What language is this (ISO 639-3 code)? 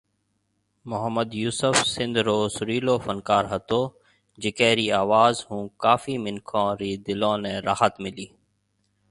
mve